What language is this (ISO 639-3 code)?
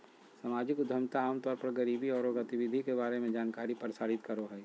mag